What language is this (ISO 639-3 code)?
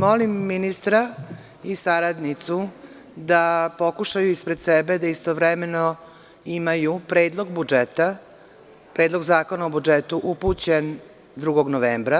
srp